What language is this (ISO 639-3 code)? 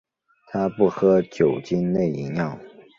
zho